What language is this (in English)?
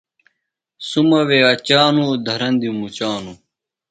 Phalura